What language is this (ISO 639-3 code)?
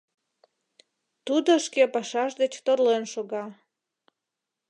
chm